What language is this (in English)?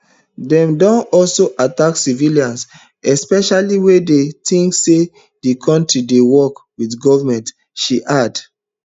Nigerian Pidgin